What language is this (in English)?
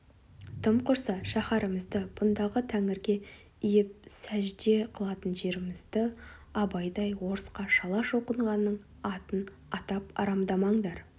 Kazakh